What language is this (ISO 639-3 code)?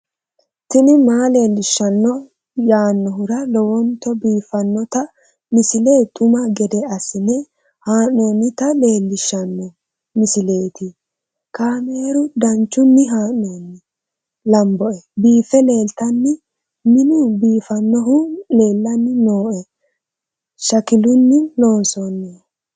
sid